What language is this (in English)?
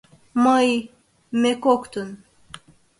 Mari